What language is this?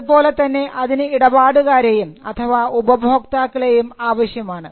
Malayalam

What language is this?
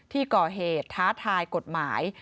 Thai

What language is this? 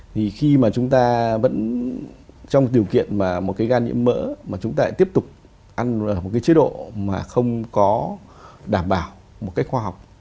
Vietnamese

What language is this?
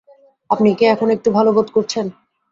Bangla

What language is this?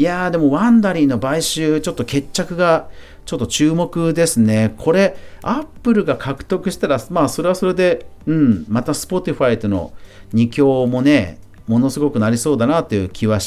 Japanese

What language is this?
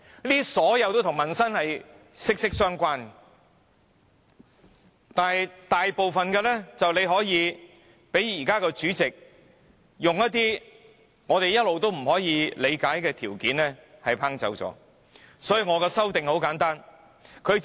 Cantonese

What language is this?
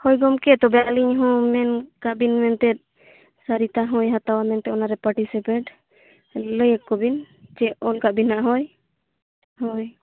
Santali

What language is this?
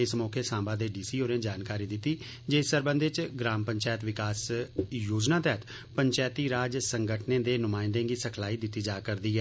Dogri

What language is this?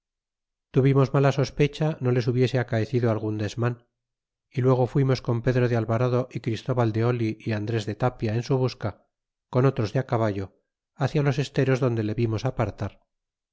Spanish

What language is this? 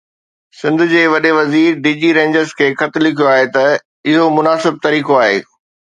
Sindhi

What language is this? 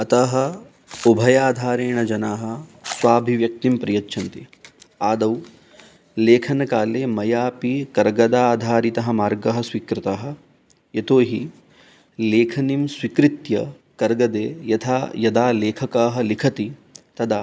Sanskrit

